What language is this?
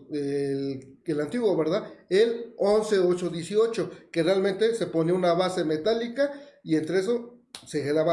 Spanish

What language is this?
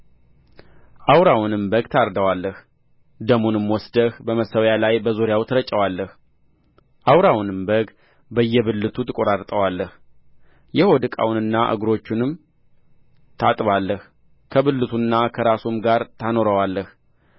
Amharic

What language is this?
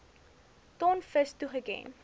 Afrikaans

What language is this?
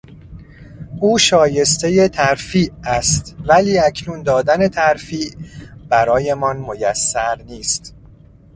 Persian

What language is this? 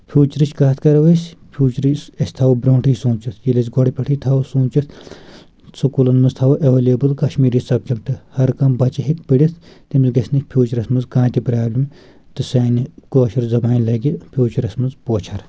Kashmiri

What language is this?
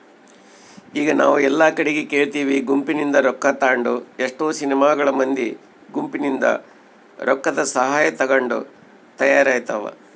Kannada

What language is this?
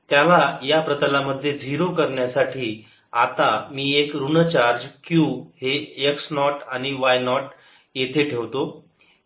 Marathi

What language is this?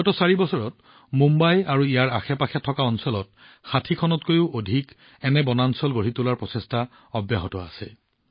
Assamese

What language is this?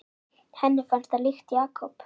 Icelandic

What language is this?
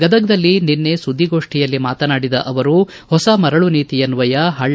Kannada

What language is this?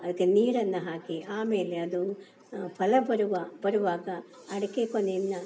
Kannada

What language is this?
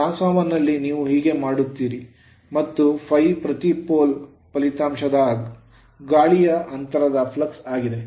Kannada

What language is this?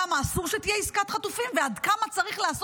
Hebrew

